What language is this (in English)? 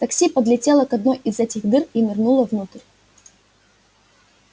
Russian